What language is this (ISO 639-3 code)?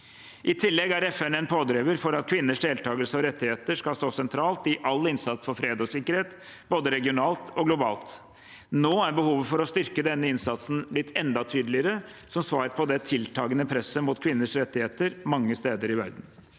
nor